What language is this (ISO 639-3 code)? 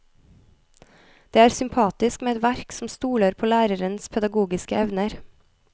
nor